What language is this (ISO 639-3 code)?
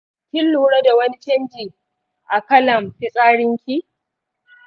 hau